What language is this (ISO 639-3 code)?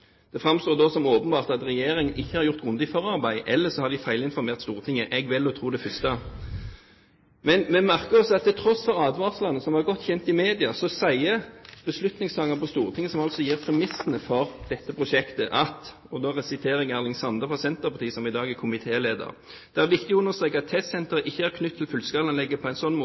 nno